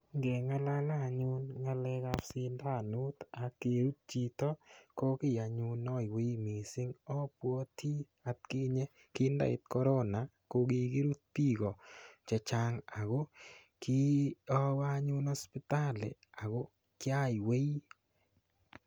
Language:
Kalenjin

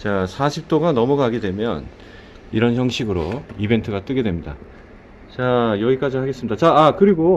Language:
Korean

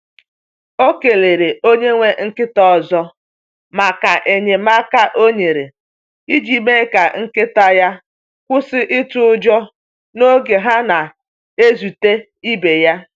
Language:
Igbo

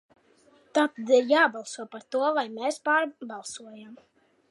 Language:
Latvian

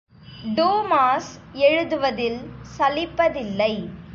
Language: Tamil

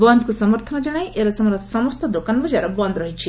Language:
Odia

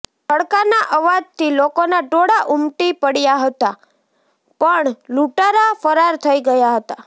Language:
Gujarati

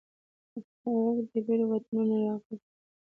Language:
Pashto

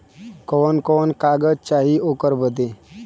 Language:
Bhojpuri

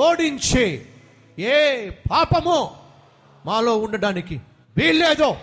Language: Telugu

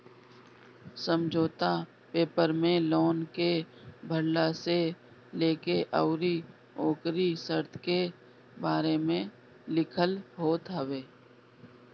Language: Bhojpuri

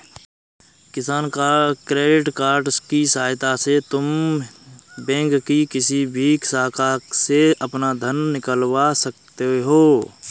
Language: Hindi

